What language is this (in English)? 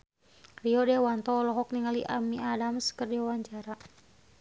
Sundanese